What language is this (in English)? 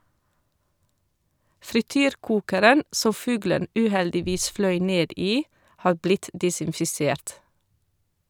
Norwegian